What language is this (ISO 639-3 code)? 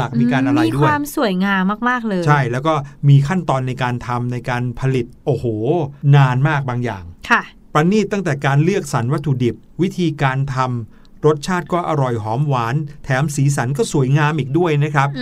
tha